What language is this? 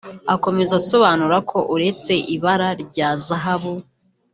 Kinyarwanda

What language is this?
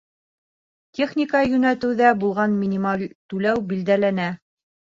Bashkir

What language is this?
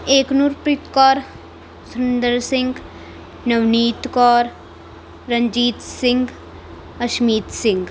Punjabi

